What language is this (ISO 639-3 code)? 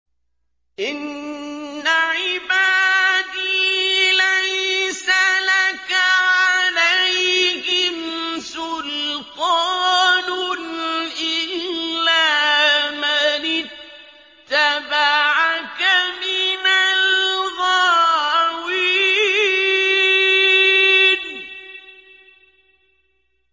ara